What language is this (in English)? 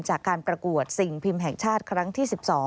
Thai